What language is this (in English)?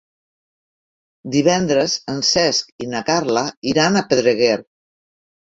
Catalan